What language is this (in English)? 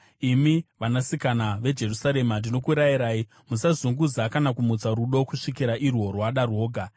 Shona